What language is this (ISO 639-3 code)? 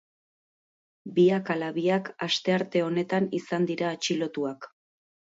eus